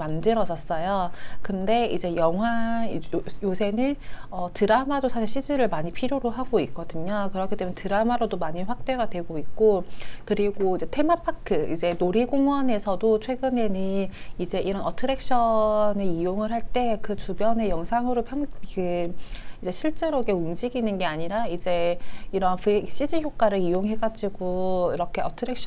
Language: Korean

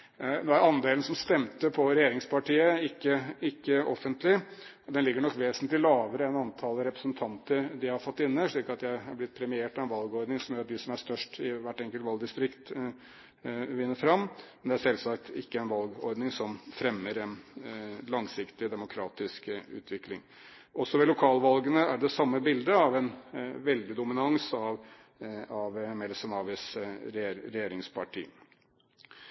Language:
Norwegian Bokmål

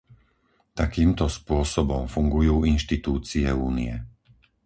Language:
Slovak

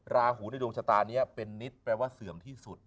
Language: Thai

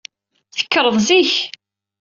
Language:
Kabyle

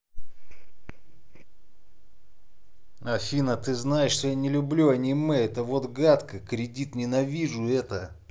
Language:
Russian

